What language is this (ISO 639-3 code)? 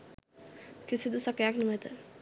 sin